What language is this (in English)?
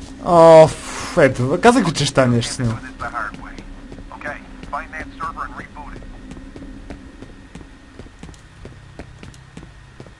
Bulgarian